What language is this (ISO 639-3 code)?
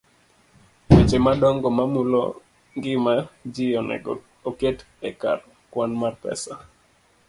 luo